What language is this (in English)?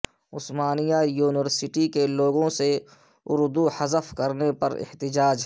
Urdu